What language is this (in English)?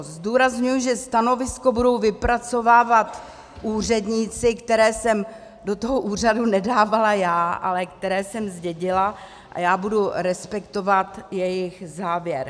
Czech